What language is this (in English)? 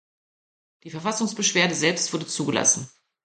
German